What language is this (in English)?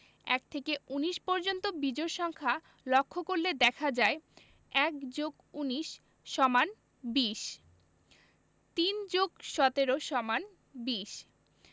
Bangla